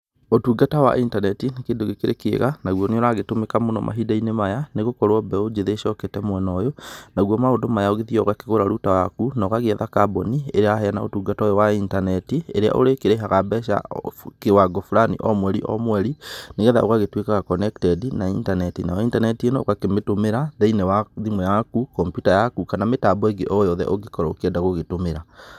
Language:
Kikuyu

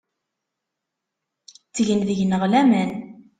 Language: Kabyle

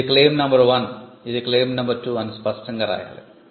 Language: Telugu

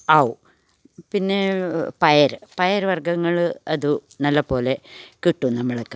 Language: Malayalam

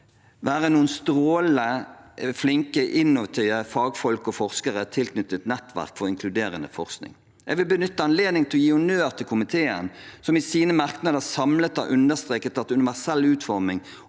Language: Norwegian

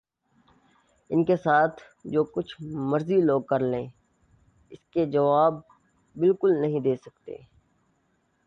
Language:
Urdu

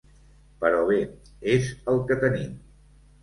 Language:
Catalan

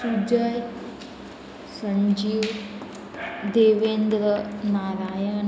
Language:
Konkani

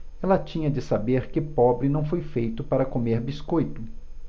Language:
Portuguese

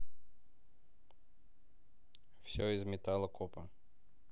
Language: Russian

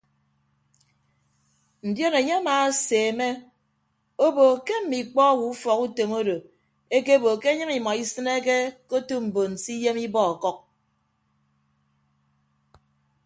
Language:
Ibibio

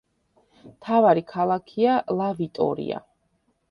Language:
Georgian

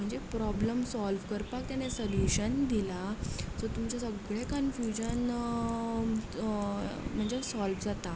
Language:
Konkani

